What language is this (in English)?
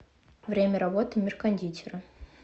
Russian